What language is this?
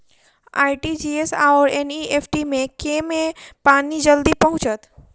Maithili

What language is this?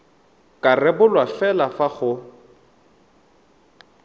Tswana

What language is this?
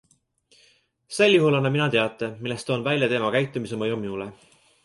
Estonian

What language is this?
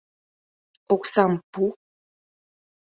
Mari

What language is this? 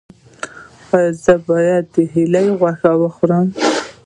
Pashto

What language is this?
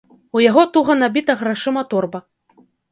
Belarusian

